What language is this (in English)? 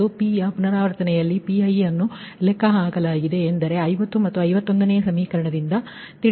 Kannada